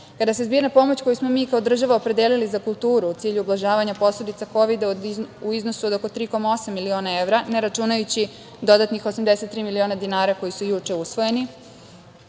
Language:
Serbian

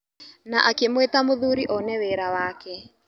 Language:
Kikuyu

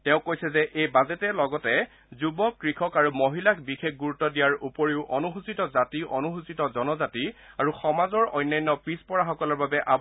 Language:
Assamese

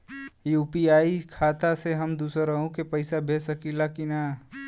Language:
Bhojpuri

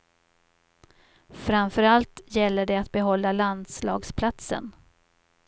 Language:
Swedish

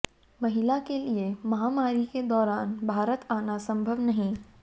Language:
Hindi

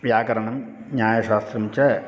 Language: Sanskrit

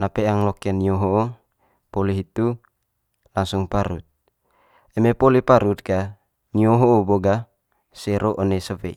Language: Manggarai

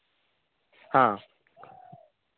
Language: Santali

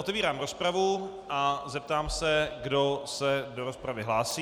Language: Czech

